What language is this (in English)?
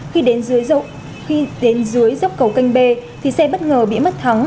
Vietnamese